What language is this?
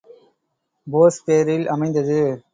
Tamil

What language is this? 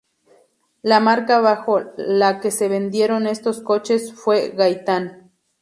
Spanish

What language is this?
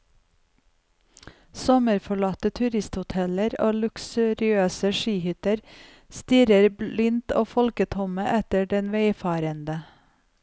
Norwegian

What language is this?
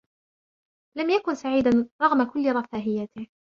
Arabic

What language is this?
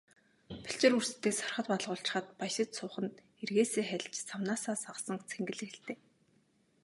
Mongolian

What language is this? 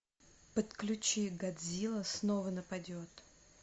Russian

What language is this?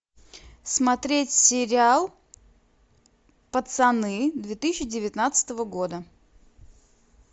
Russian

